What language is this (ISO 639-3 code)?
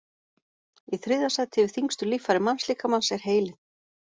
isl